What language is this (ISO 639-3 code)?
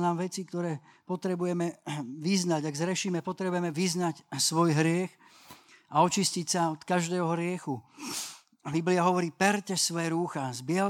slk